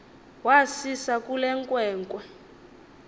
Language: Xhosa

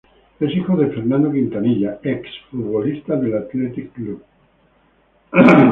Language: Spanish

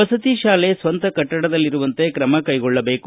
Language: Kannada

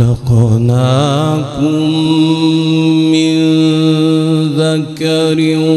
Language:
Arabic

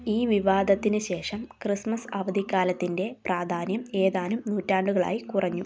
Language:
Malayalam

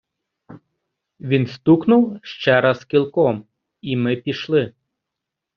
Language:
Ukrainian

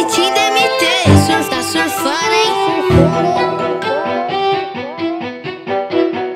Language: Romanian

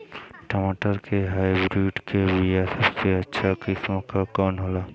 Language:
Bhojpuri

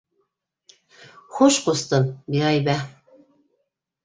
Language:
Bashkir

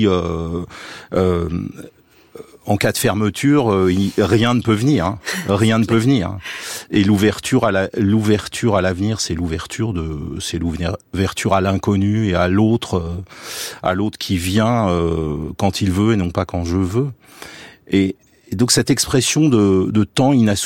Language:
French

